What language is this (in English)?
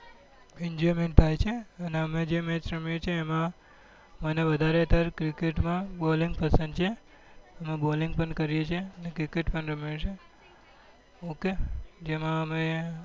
Gujarati